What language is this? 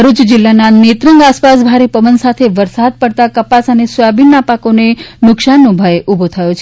Gujarati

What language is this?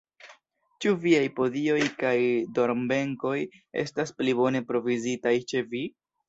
Esperanto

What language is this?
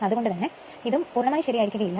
Malayalam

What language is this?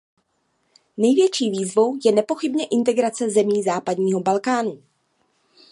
Czech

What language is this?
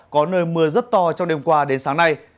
Vietnamese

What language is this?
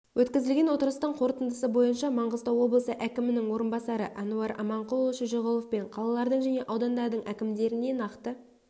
Kazakh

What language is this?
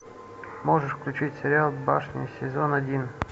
Russian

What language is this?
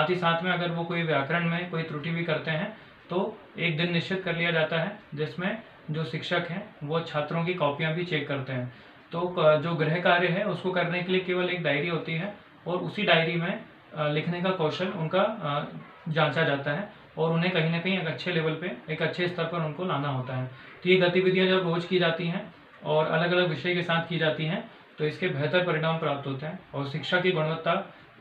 Hindi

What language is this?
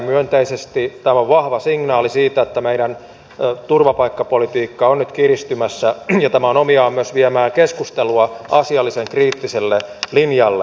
Finnish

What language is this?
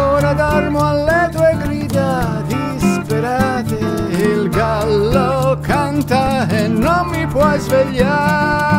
Italian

